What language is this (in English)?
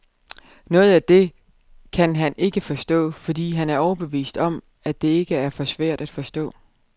Danish